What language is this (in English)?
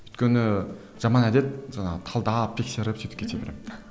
Kazakh